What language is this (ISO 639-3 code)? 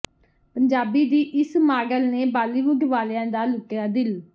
pan